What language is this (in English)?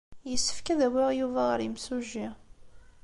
Kabyle